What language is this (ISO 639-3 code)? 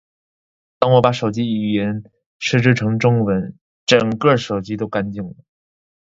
zho